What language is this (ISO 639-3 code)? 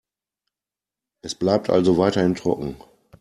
deu